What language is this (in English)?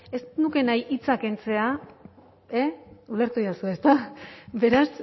Basque